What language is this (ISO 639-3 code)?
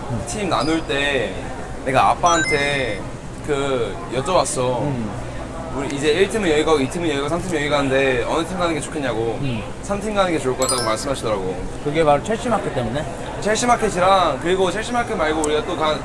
kor